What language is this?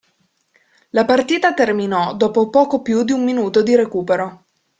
Italian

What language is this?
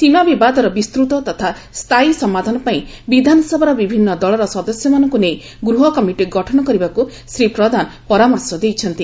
Odia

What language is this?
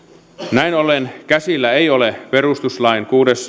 Finnish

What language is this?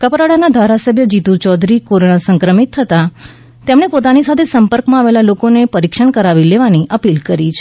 Gujarati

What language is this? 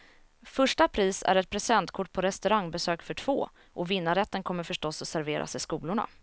Swedish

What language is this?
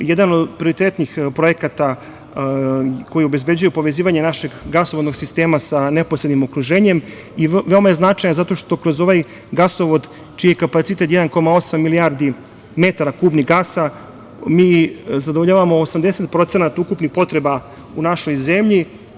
Serbian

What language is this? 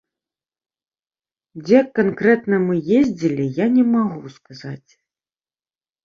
Belarusian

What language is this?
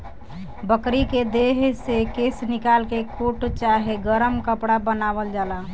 Bhojpuri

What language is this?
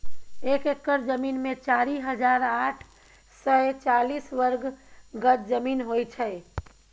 Maithili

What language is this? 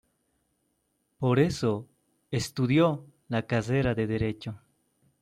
Spanish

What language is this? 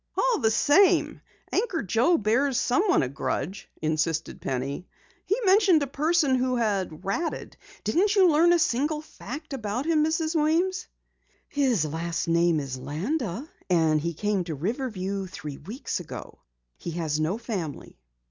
English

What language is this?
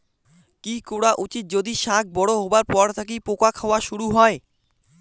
Bangla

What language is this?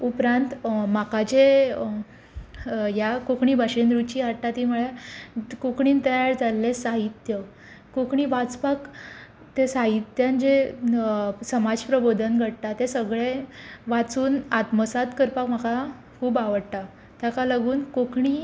Konkani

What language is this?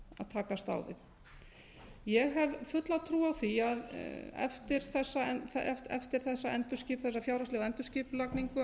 Icelandic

